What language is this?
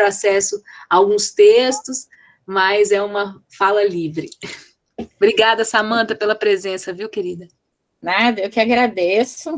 Portuguese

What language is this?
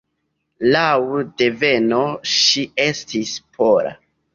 Esperanto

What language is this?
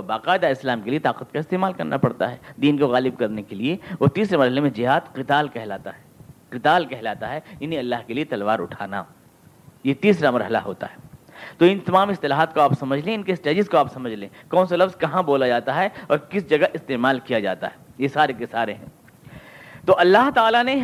Urdu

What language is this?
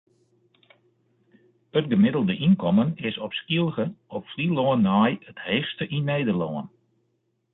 Western Frisian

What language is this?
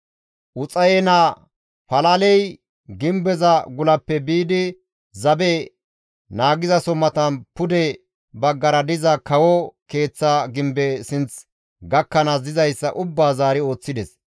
Gamo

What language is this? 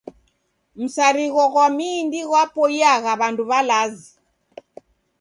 Taita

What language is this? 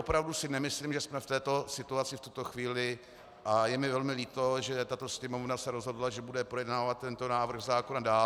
Czech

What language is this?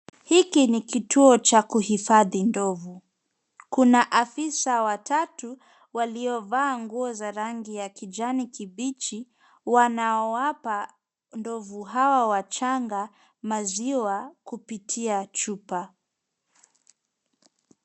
Swahili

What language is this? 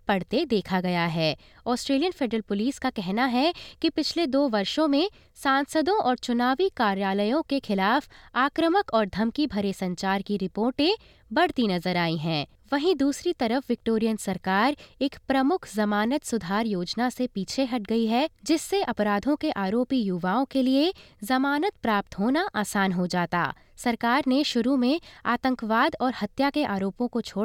Hindi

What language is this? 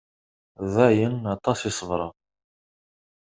Kabyle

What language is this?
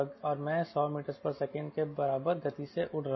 Hindi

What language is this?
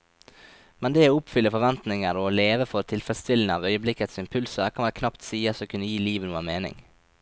Norwegian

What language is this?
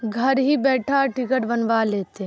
Urdu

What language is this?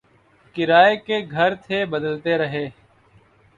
Urdu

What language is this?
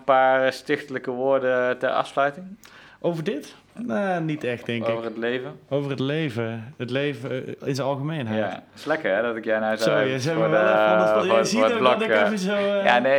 Dutch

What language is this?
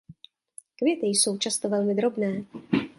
Czech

